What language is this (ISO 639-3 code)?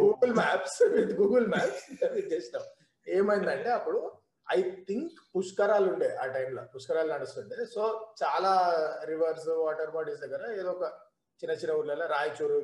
tel